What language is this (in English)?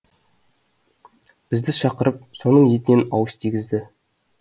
Kazakh